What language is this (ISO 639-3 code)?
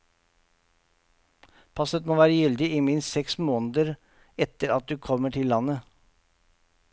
nor